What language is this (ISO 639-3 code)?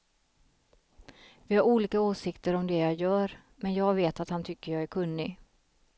swe